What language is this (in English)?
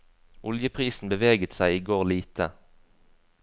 Norwegian